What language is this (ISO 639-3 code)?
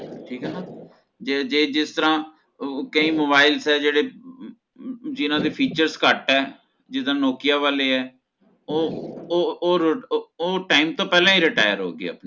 pan